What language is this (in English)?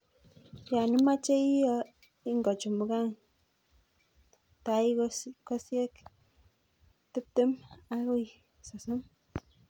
Kalenjin